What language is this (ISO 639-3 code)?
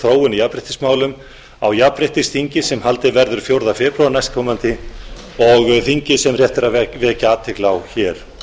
isl